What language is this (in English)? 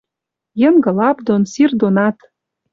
Western Mari